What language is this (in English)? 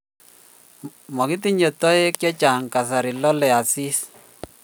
Kalenjin